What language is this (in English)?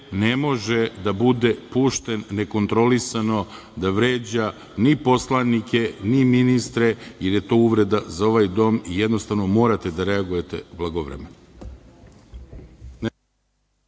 Serbian